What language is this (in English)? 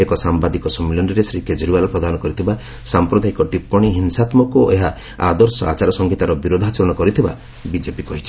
Odia